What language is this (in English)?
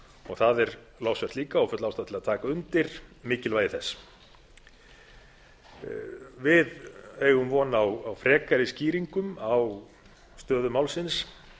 Icelandic